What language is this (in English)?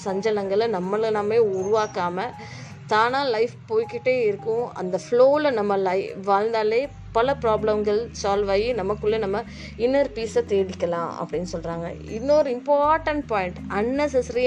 Tamil